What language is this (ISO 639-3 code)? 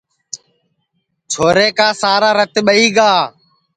ssi